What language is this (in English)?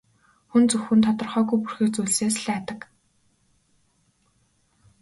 Mongolian